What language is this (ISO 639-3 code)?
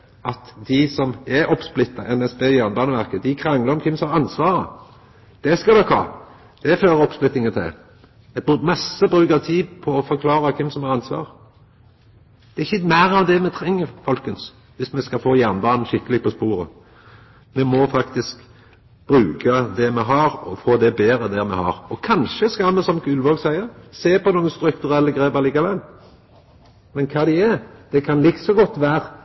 nno